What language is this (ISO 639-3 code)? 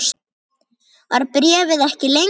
isl